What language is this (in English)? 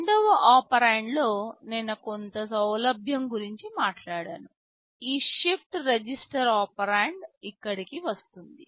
Telugu